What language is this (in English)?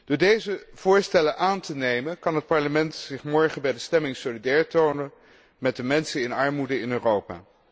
Dutch